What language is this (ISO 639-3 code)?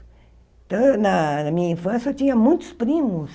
por